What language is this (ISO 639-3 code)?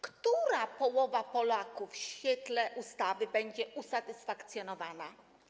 pol